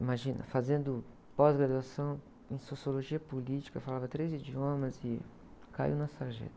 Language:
Portuguese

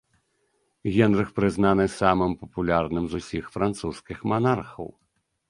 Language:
Belarusian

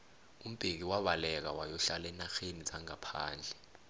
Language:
South Ndebele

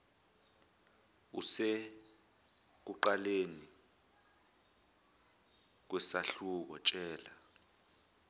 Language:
Zulu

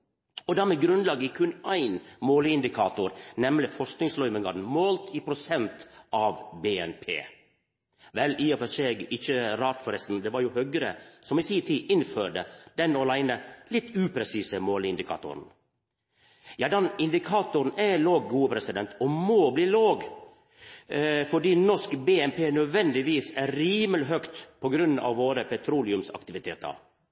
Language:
Norwegian Nynorsk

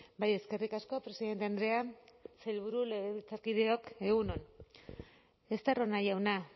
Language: Basque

